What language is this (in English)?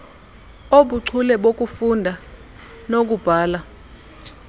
Xhosa